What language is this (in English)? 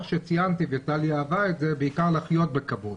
Hebrew